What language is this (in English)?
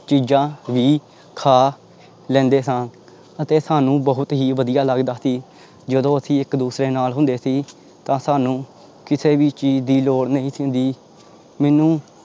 Punjabi